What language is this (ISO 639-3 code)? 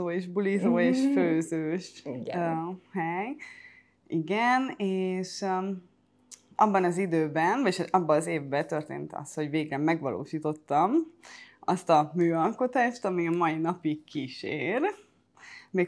hun